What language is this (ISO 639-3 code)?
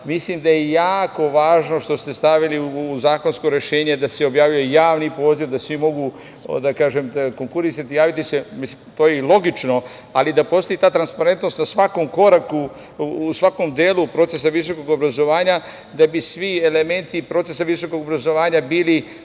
srp